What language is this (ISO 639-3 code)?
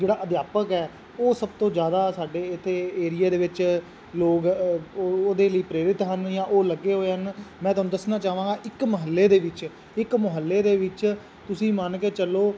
pan